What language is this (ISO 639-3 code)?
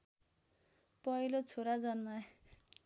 nep